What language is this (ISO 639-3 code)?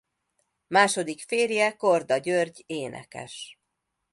hun